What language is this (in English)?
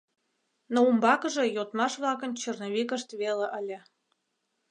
Mari